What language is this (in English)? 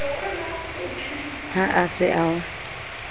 Southern Sotho